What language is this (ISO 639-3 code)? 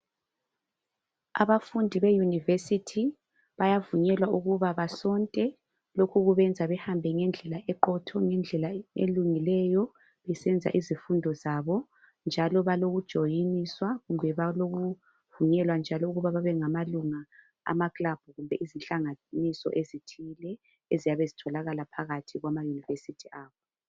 nde